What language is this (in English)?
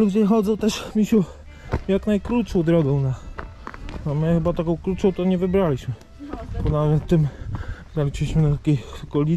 Polish